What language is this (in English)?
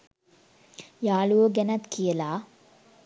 Sinhala